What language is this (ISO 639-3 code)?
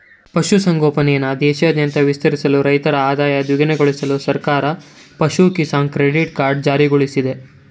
kan